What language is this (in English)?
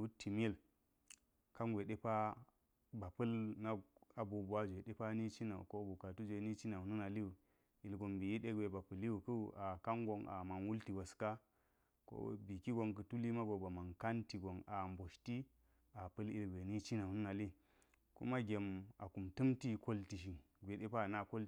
Geji